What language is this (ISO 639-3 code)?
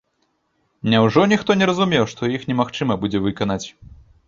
bel